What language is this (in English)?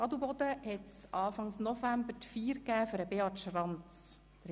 Swiss German